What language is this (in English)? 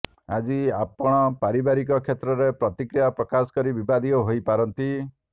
Odia